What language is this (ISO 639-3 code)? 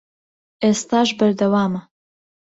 ckb